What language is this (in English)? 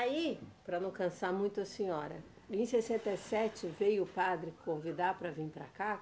Portuguese